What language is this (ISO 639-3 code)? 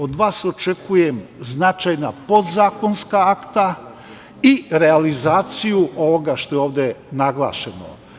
srp